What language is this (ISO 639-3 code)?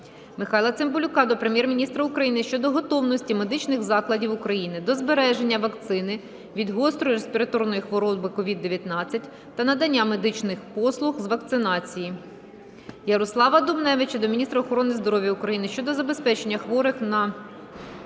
ukr